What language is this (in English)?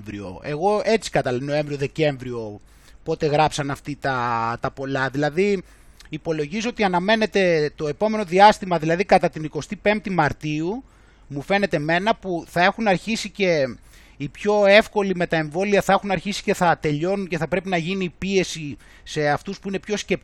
Greek